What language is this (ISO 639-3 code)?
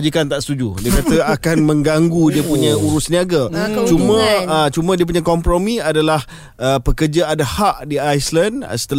msa